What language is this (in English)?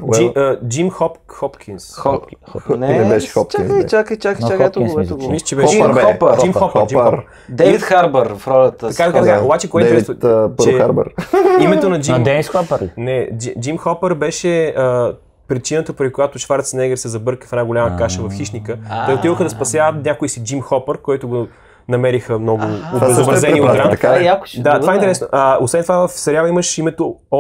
Bulgarian